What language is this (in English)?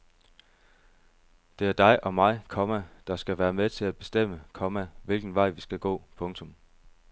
Danish